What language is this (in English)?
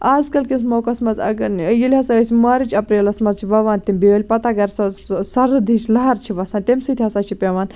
Kashmiri